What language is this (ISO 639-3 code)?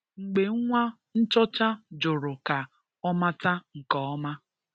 ibo